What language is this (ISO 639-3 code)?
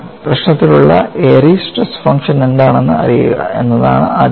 mal